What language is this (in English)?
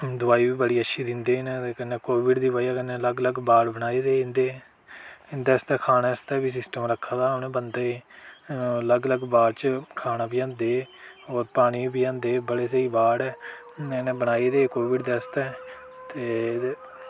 Dogri